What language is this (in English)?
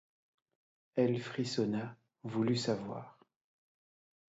French